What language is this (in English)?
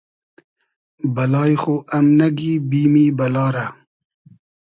Hazaragi